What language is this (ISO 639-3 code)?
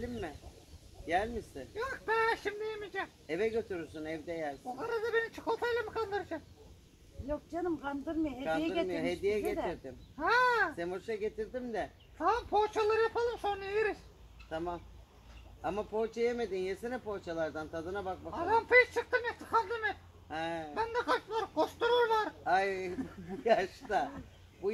tur